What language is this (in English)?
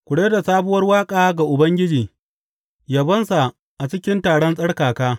Hausa